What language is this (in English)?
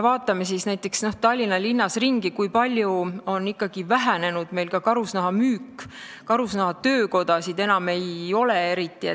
Estonian